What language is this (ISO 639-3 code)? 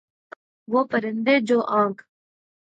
urd